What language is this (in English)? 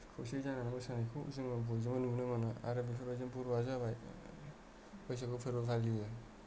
Bodo